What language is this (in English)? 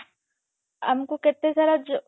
Odia